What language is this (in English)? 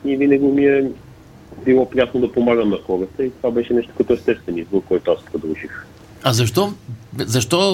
Bulgarian